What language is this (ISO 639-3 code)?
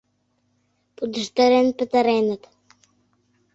chm